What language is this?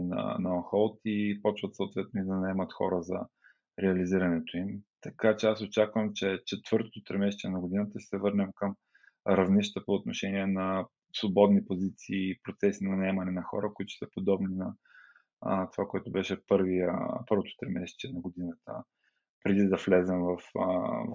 Bulgarian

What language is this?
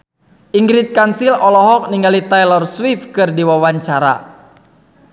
Sundanese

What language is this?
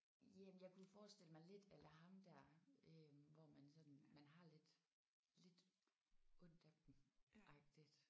Danish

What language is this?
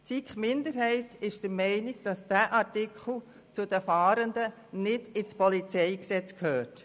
Swiss German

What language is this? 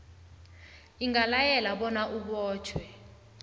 South Ndebele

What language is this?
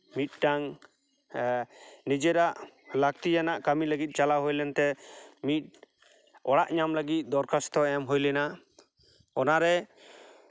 Santali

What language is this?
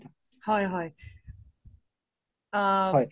Assamese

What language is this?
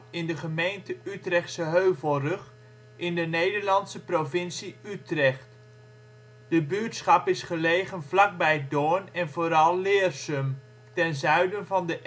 Dutch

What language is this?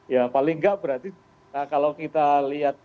Indonesian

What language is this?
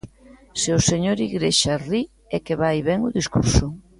Galician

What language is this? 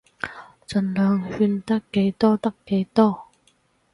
Cantonese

